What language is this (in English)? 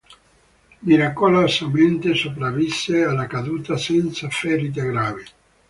Italian